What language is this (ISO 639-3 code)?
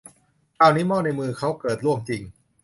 tha